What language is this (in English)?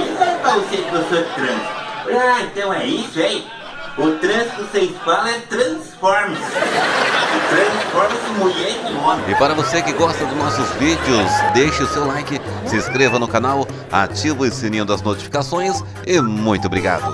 Portuguese